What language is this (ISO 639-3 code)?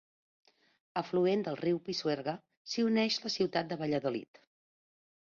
cat